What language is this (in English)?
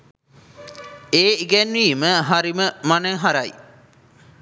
Sinhala